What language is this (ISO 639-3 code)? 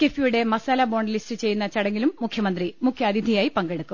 mal